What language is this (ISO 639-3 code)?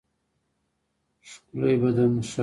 pus